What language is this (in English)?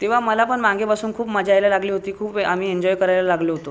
Marathi